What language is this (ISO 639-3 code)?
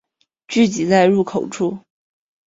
zho